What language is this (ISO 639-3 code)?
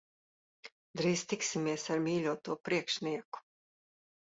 lav